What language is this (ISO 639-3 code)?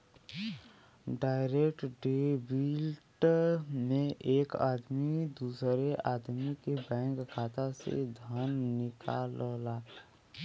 bho